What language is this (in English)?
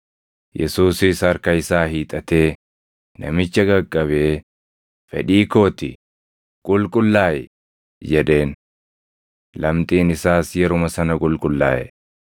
Oromo